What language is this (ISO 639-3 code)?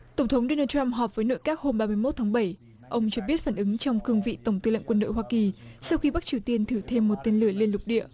vie